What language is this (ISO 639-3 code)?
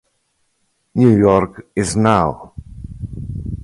ita